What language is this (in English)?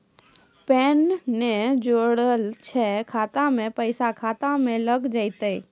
Maithili